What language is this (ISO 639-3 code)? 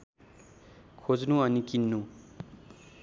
nep